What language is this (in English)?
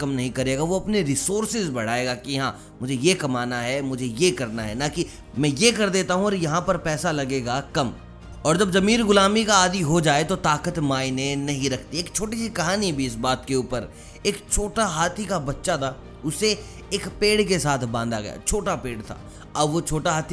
Hindi